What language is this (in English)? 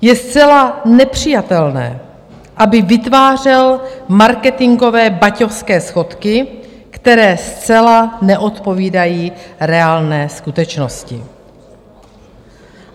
Czech